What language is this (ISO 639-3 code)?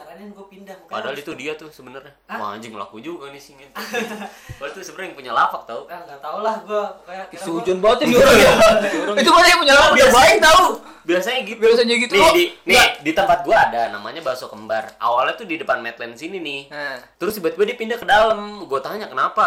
ind